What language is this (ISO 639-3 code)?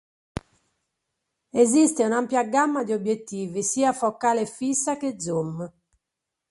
ita